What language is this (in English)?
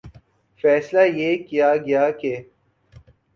Urdu